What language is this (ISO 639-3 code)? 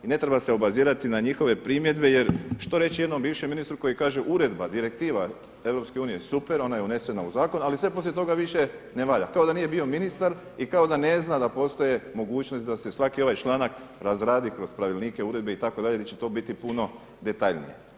hrv